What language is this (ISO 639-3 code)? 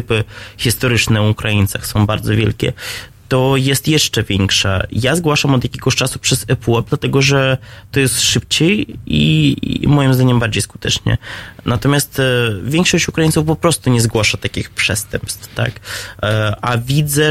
pol